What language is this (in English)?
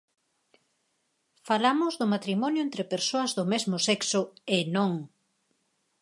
Galician